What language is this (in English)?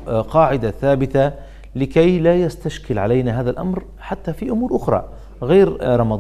Arabic